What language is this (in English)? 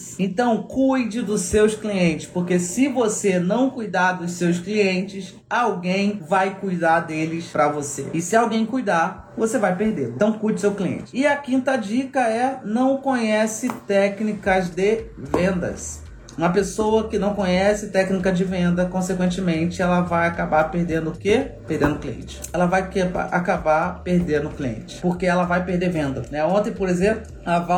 Portuguese